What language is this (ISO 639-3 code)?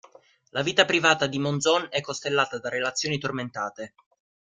ita